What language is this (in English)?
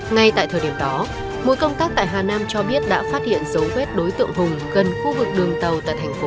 Vietnamese